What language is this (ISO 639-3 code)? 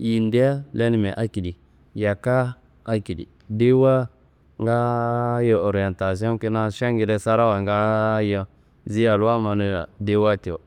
kbl